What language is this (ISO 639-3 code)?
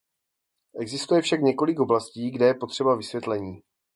ces